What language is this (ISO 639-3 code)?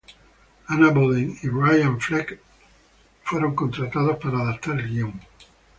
spa